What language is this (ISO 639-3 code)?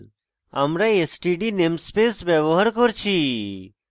ben